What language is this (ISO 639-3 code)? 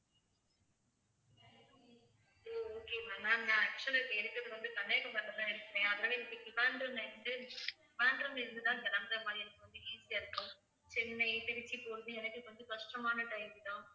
tam